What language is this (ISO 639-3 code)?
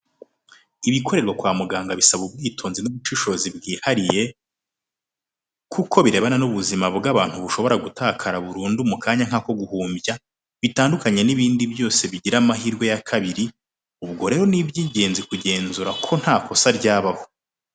kin